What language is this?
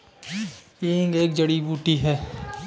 Hindi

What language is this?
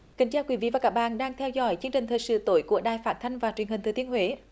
Vietnamese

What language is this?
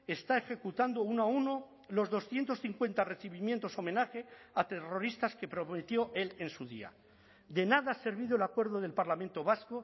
Spanish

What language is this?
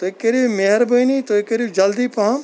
Kashmiri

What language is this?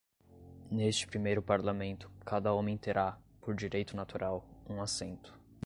Portuguese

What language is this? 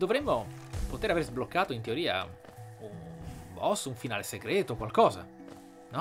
Italian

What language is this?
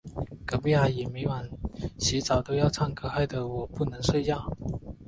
Chinese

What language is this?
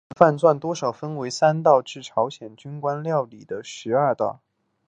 Chinese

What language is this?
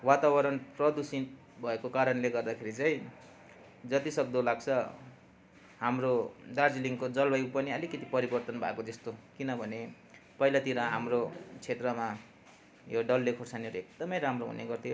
Nepali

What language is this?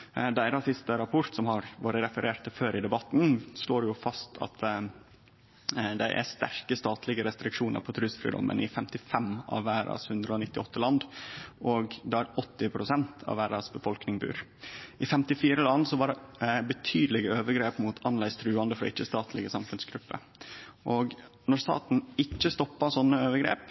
Norwegian Nynorsk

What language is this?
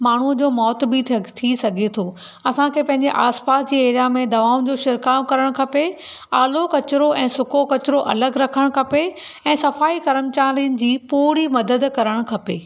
Sindhi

